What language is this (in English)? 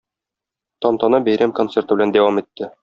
Tatar